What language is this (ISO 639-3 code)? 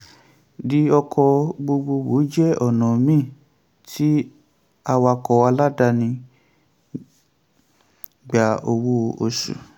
yor